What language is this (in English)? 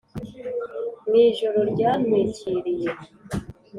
Kinyarwanda